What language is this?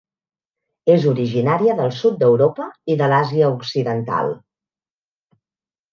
Catalan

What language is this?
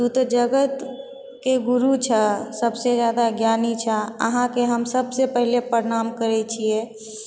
Maithili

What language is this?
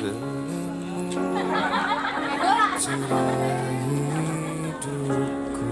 Indonesian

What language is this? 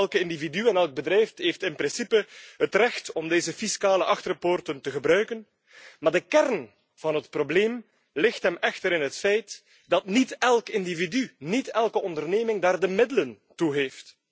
Dutch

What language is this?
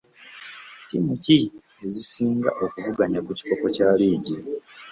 Ganda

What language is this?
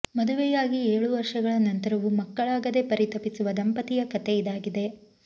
Kannada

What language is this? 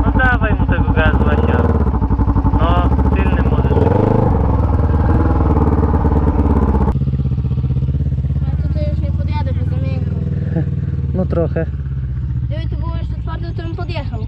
Polish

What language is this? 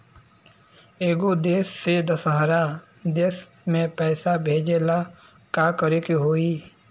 Bhojpuri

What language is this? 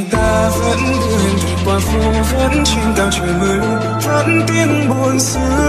Vietnamese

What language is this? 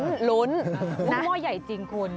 Thai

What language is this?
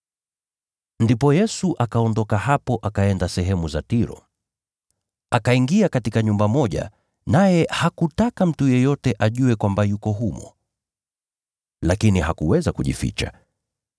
Swahili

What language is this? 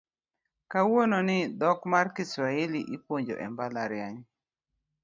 Luo (Kenya and Tanzania)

